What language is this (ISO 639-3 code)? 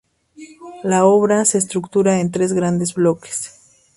spa